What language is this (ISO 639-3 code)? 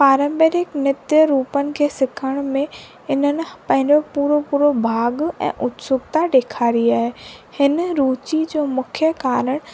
snd